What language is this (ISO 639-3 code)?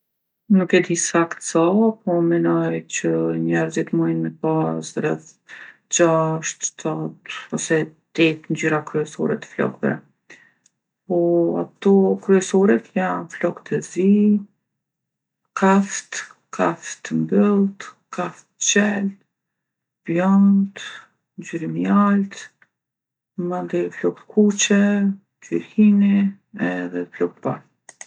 aln